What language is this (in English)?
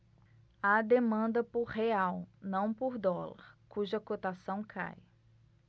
Portuguese